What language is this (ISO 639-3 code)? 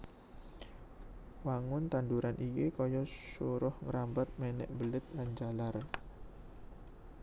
jav